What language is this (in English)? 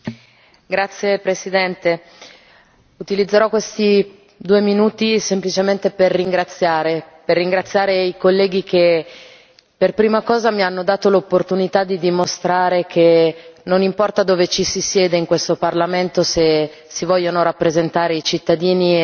Italian